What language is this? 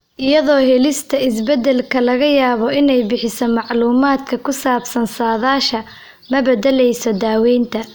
Somali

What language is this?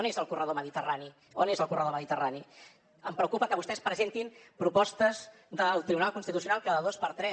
Catalan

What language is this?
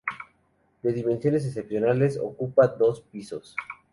Spanish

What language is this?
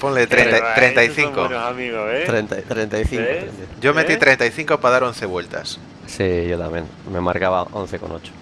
Spanish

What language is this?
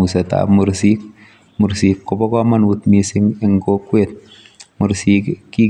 Kalenjin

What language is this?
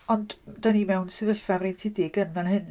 Welsh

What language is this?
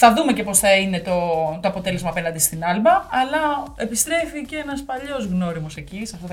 Greek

